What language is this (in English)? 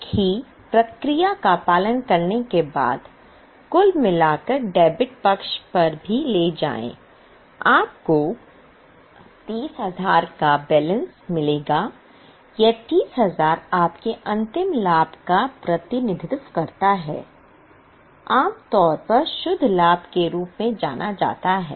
Hindi